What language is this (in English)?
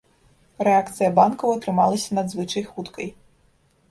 Belarusian